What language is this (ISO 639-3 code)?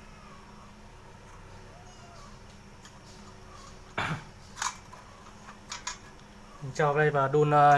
vie